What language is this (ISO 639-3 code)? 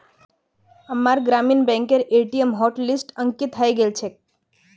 mag